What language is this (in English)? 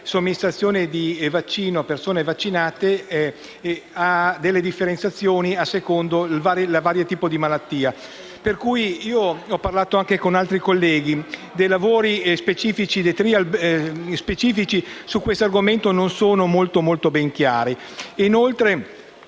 Italian